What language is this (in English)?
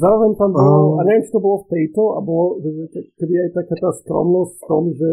Slovak